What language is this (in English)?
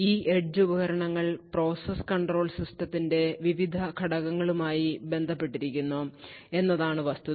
Malayalam